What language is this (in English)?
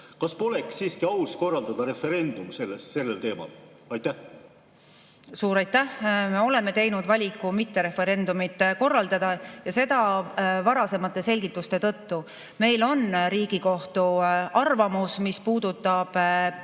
Estonian